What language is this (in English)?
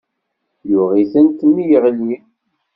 Kabyle